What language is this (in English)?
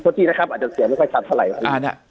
Thai